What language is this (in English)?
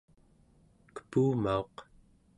Central Yupik